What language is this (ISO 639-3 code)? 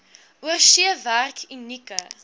afr